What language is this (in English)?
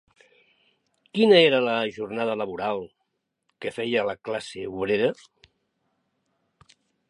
Catalan